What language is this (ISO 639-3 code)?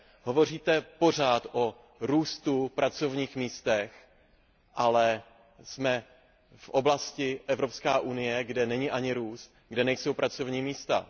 ces